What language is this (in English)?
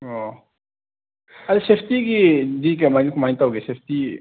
Manipuri